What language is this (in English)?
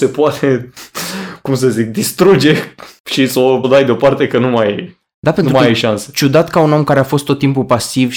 Romanian